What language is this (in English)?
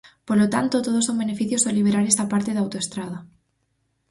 Galician